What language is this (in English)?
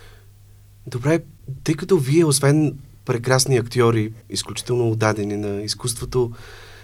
Bulgarian